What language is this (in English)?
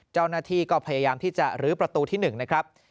Thai